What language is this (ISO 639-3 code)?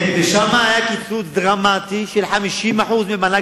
heb